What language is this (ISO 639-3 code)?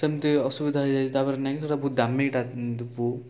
ori